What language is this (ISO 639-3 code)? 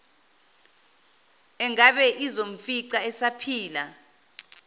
zul